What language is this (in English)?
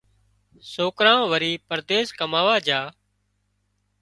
Wadiyara Koli